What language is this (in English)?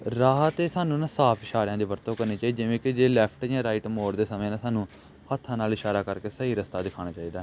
Punjabi